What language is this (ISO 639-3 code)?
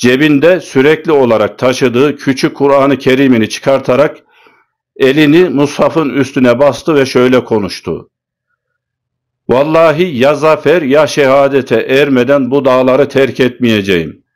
tur